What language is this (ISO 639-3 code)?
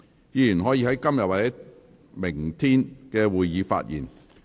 yue